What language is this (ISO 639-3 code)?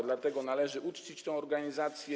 pol